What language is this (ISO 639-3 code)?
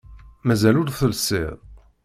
kab